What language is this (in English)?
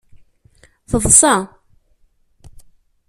Kabyle